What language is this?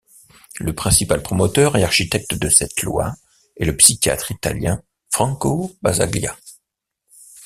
French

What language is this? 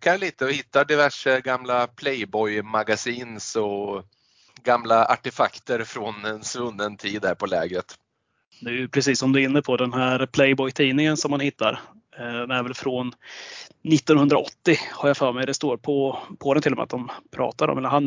Swedish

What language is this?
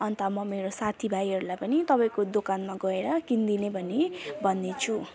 Nepali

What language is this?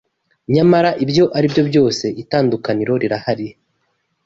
Kinyarwanda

